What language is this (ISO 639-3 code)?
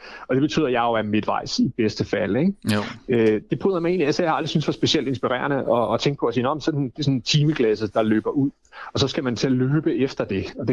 dan